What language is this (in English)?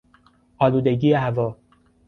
Persian